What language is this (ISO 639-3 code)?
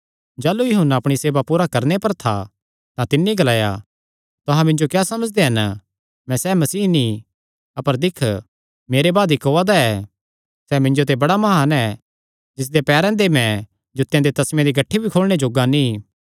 xnr